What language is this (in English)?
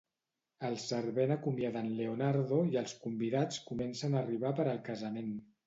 Catalan